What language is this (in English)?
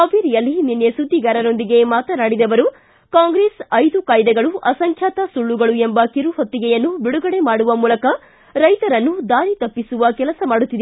Kannada